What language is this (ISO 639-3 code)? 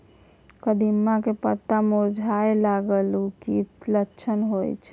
mai